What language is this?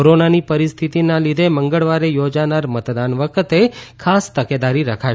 Gujarati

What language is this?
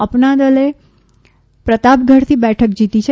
Gujarati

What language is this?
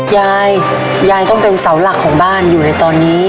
Thai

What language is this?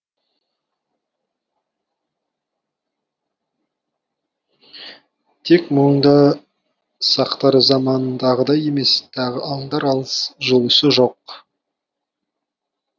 Kazakh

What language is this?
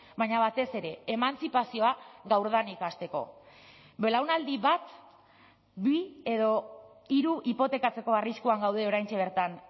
Basque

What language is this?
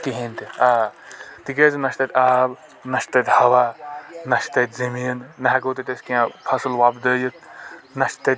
Kashmiri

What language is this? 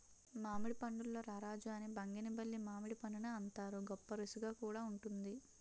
Telugu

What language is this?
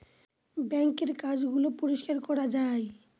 Bangla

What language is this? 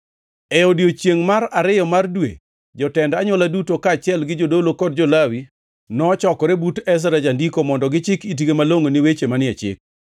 Luo (Kenya and Tanzania)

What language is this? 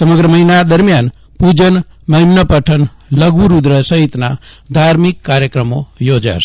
Gujarati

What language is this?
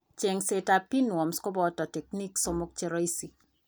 Kalenjin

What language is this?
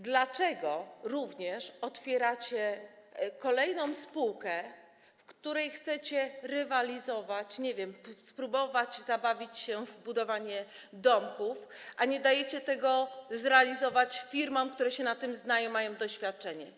Polish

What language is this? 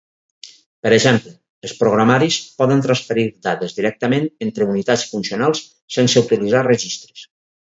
Catalan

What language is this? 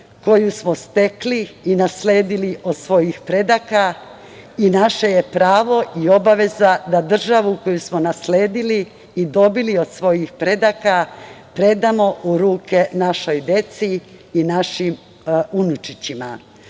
Serbian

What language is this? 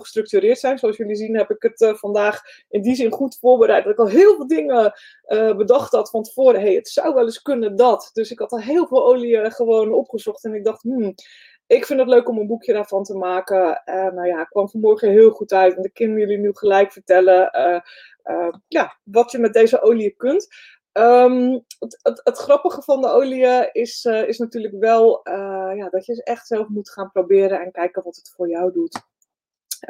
Dutch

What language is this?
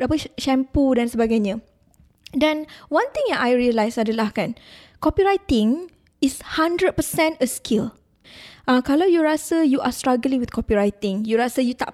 Malay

